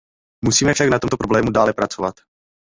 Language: Czech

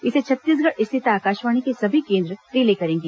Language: Hindi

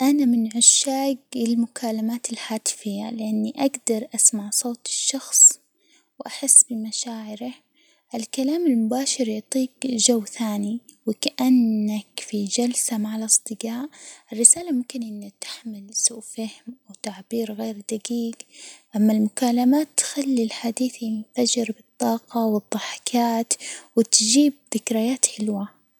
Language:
Hijazi Arabic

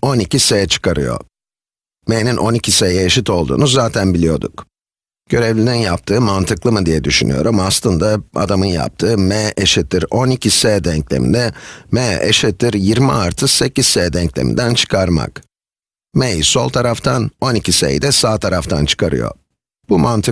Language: Turkish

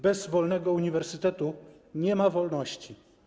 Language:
Polish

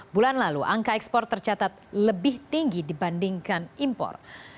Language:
Indonesian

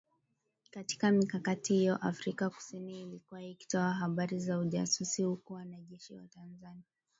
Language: Swahili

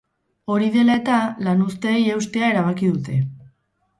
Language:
Basque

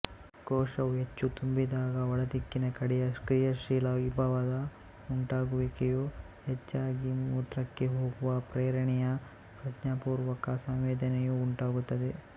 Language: Kannada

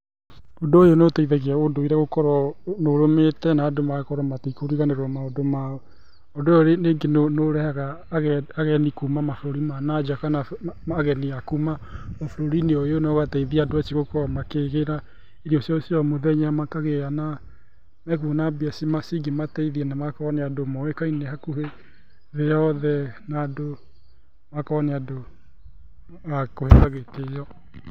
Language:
Kikuyu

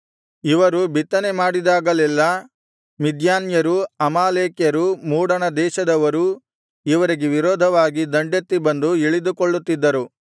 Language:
Kannada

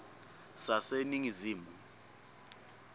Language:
Swati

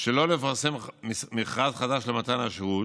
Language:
Hebrew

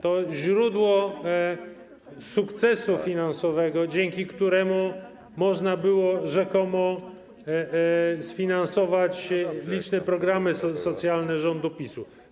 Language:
Polish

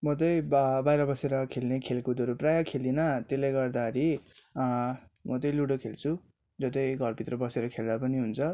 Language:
Nepali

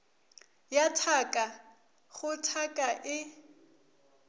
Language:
Northern Sotho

